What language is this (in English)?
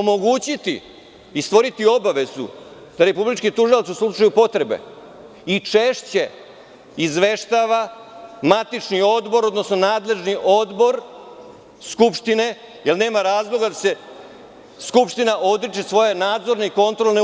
Serbian